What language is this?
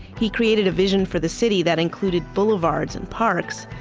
English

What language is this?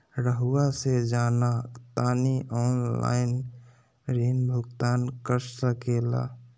Magahi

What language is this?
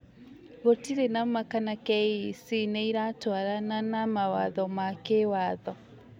Kikuyu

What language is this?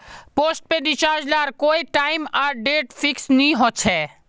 Magahi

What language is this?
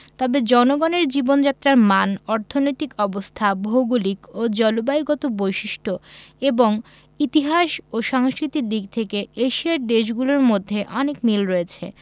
Bangla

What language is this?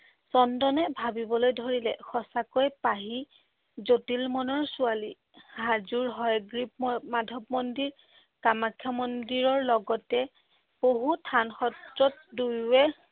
Assamese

